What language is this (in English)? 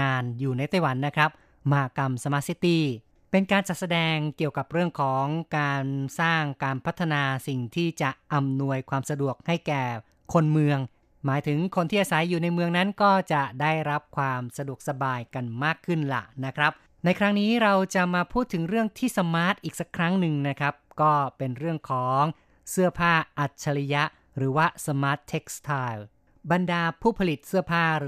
Thai